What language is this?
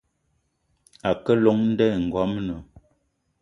Eton (Cameroon)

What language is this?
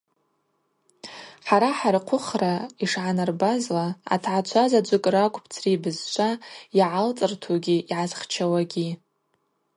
Abaza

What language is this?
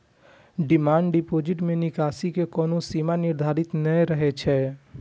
Maithili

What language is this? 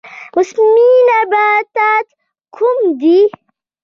Pashto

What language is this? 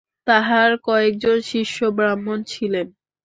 Bangla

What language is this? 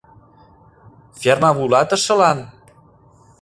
Mari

